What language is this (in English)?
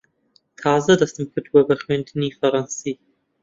Central Kurdish